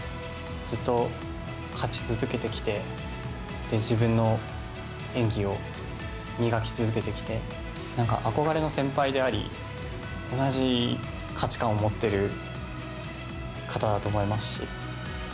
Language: Japanese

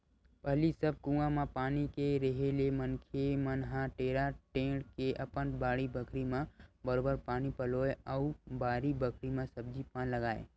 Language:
Chhattisgarhi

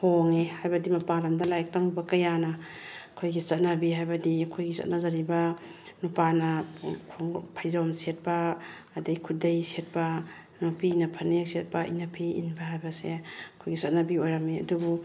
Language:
Manipuri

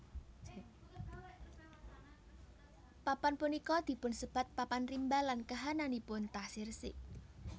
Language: Javanese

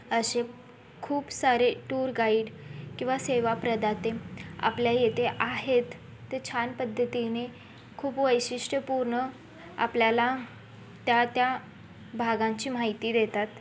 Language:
Marathi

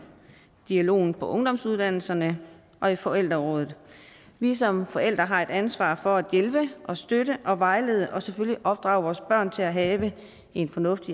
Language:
Danish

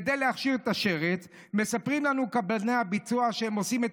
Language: Hebrew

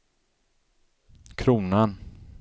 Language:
Swedish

